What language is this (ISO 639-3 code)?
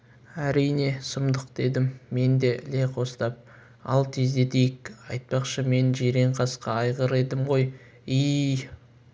kaz